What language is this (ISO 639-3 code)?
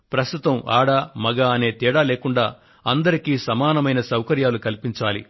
tel